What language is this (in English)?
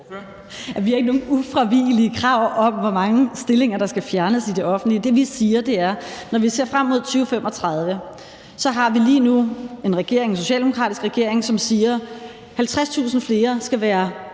Danish